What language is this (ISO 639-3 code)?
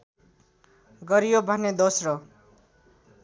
nep